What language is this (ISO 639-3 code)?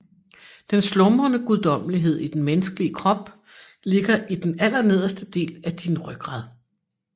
dan